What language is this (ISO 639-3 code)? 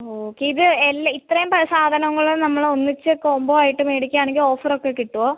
mal